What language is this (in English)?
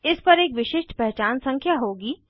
Hindi